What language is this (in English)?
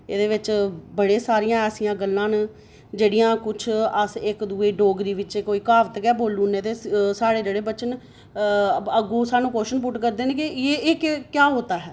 Dogri